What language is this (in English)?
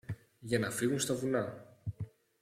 Greek